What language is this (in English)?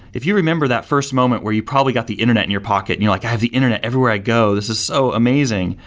English